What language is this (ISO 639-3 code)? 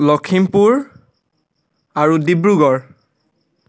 asm